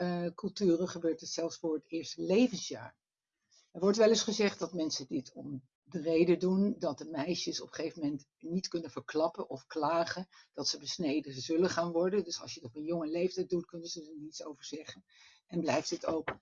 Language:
Dutch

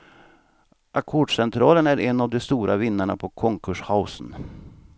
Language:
Swedish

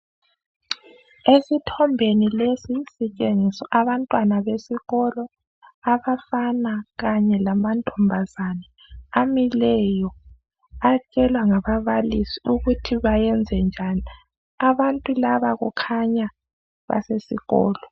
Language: North Ndebele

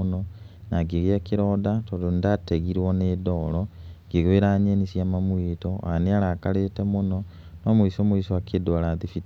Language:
Kikuyu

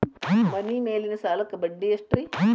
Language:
Kannada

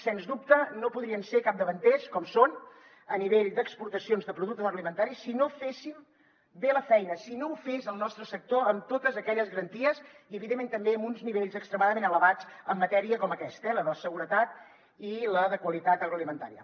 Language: Catalan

